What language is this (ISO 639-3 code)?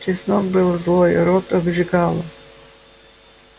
rus